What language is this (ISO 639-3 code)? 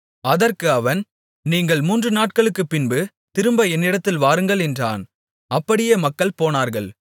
tam